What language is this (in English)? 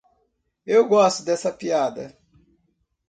Portuguese